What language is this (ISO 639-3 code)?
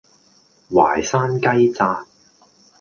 yue